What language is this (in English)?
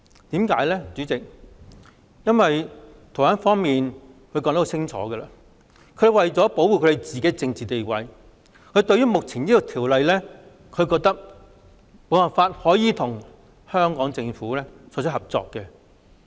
Cantonese